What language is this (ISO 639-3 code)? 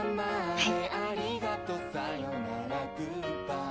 jpn